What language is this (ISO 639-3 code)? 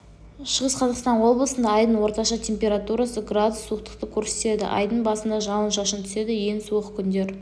kaz